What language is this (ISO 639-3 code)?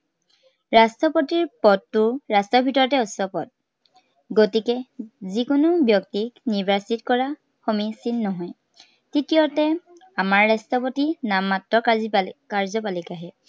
asm